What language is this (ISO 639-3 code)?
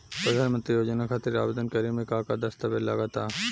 bho